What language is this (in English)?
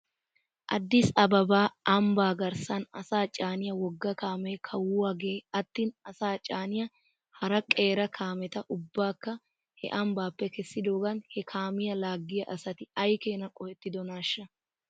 Wolaytta